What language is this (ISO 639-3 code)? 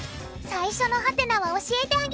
jpn